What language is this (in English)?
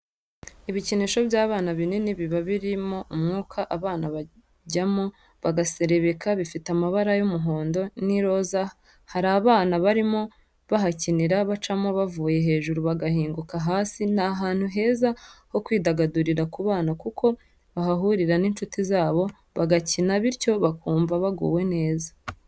Kinyarwanda